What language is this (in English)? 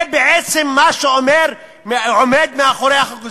Hebrew